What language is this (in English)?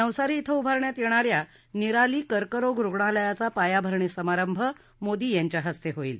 Marathi